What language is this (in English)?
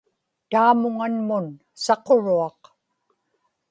Inupiaq